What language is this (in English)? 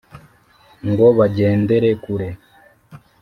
Kinyarwanda